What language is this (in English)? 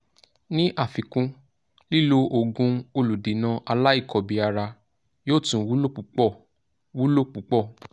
Yoruba